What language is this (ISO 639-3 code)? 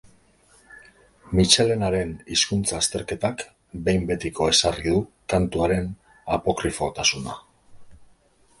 eus